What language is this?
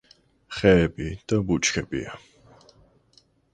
Georgian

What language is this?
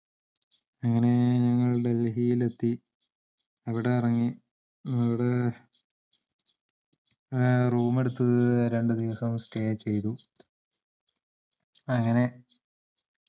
Malayalam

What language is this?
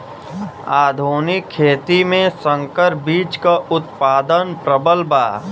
Bhojpuri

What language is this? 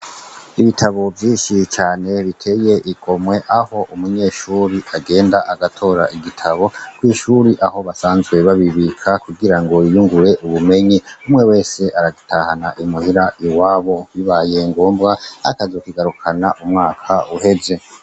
Rundi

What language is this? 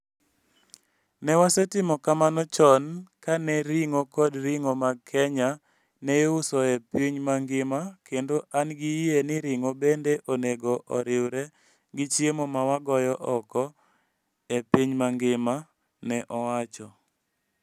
Luo (Kenya and Tanzania)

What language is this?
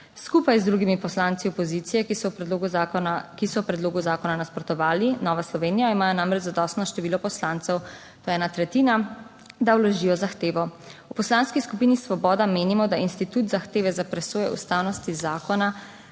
Slovenian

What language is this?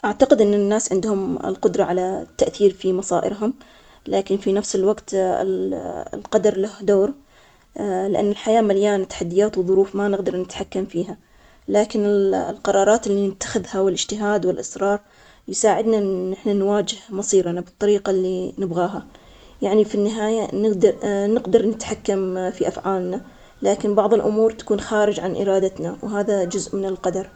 Omani Arabic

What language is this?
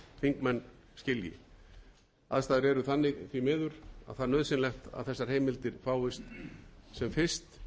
Icelandic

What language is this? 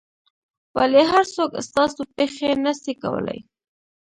Pashto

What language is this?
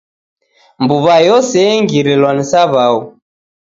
Taita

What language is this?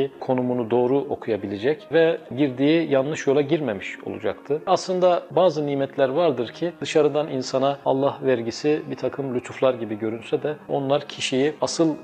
Turkish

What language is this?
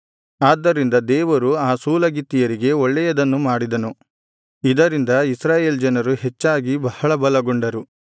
Kannada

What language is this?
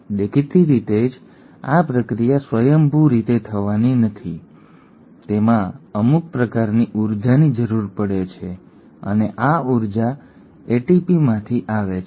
Gujarati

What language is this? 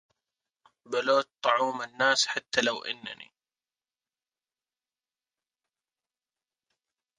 Arabic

